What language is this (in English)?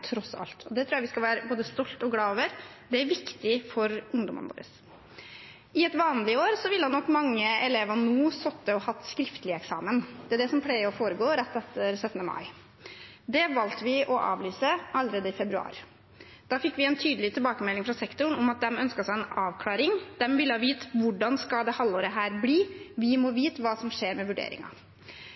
Norwegian Bokmål